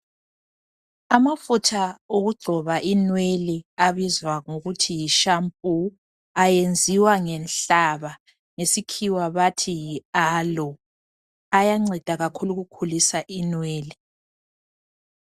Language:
North Ndebele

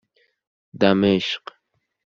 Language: Persian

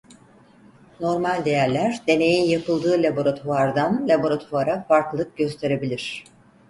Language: Turkish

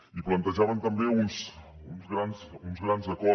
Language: Catalan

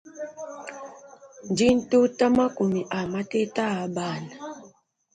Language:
Luba-Lulua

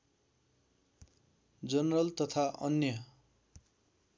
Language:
Nepali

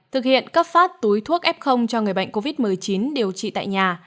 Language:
Vietnamese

